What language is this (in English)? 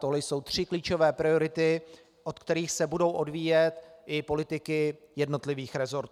Czech